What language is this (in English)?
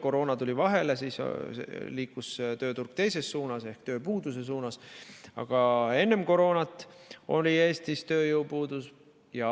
Estonian